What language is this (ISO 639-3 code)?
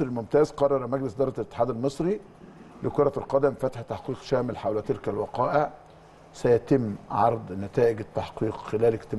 ara